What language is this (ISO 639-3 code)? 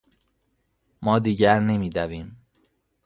fas